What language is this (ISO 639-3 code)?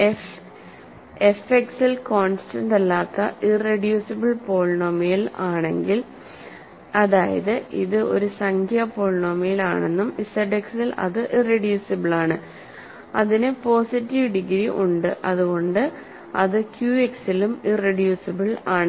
mal